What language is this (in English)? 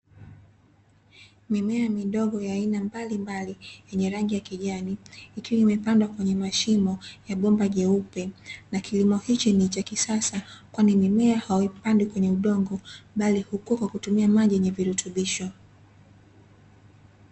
Swahili